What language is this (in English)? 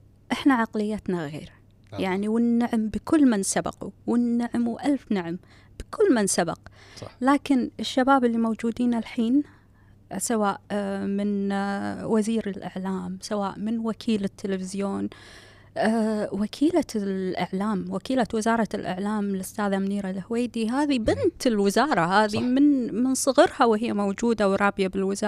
Arabic